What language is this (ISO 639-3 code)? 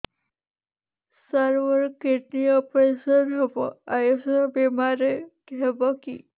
ori